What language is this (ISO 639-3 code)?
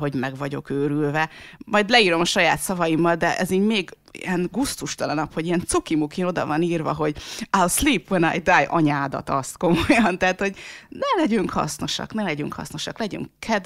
hun